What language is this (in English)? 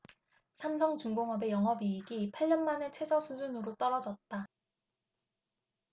Korean